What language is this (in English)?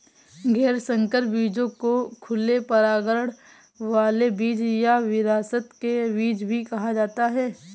Hindi